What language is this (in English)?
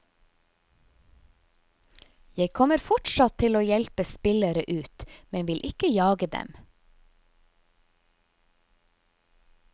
Norwegian